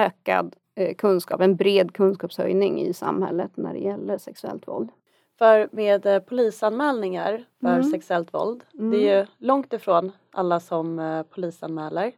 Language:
Swedish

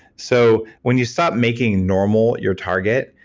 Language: English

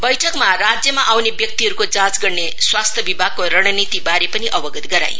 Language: Nepali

